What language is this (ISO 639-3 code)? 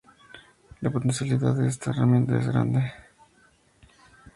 spa